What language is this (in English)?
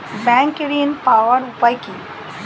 Bangla